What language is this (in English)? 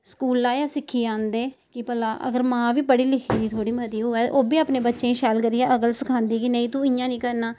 Dogri